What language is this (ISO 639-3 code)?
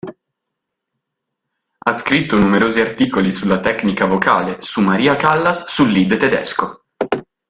ita